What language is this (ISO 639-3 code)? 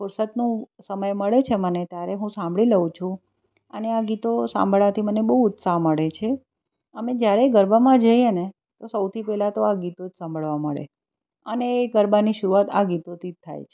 guj